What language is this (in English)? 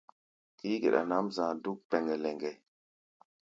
Gbaya